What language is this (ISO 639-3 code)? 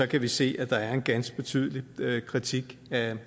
dan